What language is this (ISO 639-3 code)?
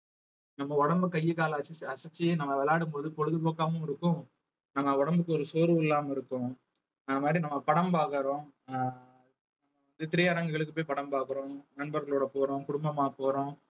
tam